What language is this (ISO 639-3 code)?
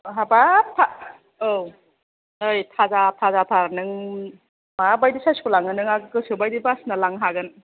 brx